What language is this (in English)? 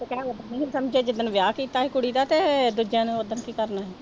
Punjabi